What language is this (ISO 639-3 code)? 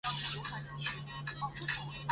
zho